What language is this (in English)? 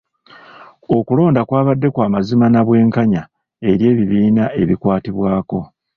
Ganda